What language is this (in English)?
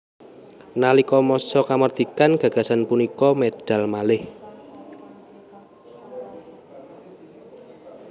Javanese